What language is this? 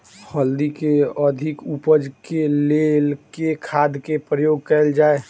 Maithili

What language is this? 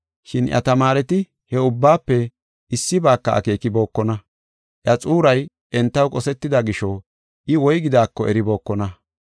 Gofa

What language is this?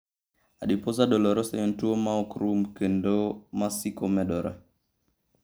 Luo (Kenya and Tanzania)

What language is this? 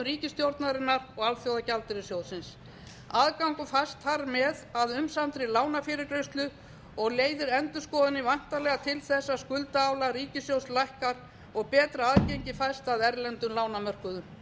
Icelandic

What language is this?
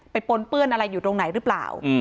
Thai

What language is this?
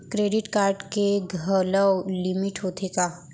Chhattisgarhi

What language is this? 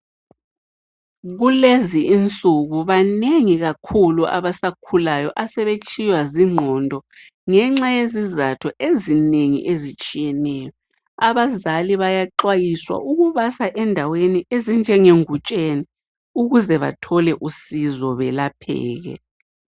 North Ndebele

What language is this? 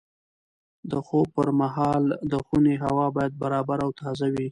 Pashto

